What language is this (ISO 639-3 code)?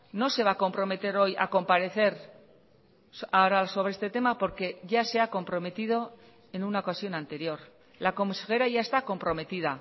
spa